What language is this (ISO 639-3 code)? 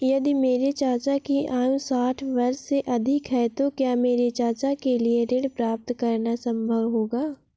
hin